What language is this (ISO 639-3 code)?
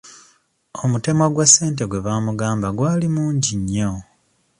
lug